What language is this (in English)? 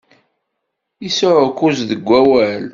Kabyle